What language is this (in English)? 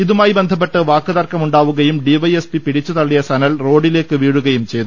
Malayalam